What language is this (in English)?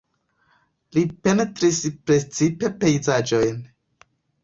Esperanto